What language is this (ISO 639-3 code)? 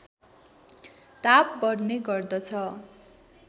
nep